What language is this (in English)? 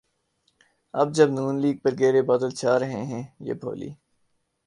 Urdu